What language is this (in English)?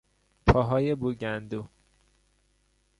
Persian